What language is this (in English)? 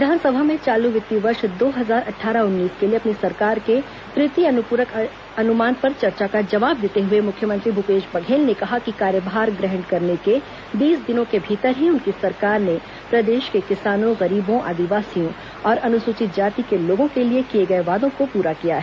Hindi